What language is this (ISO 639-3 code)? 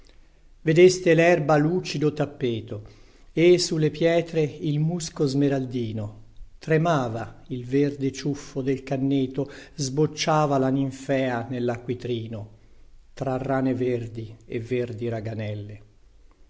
ita